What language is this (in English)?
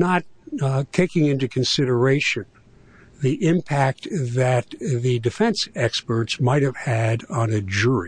English